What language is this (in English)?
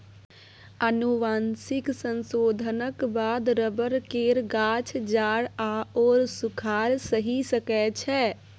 Maithili